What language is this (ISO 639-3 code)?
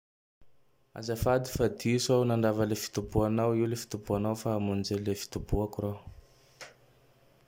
tdx